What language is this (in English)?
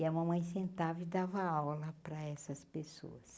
Portuguese